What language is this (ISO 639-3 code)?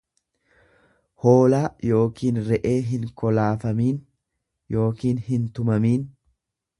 orm